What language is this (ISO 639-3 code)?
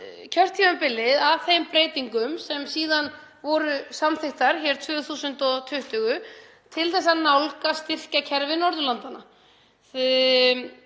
isl